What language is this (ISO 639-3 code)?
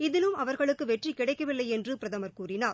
tam